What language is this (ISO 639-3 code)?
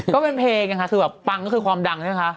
tha